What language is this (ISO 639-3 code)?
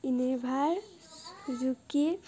asm